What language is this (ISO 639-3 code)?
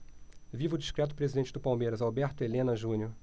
por